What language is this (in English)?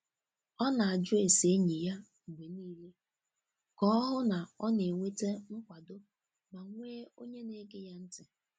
Igbo